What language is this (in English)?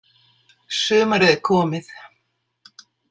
Icelandic